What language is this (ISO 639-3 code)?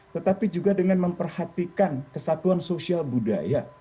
ind